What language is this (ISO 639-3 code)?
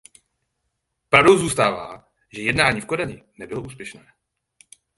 ces